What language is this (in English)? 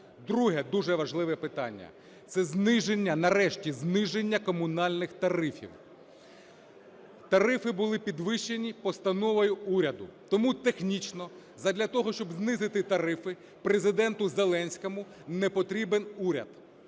Ukrainian